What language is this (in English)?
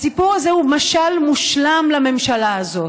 Hebrew